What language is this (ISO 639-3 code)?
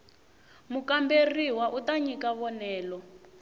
tso